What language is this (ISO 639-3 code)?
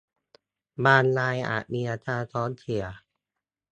tha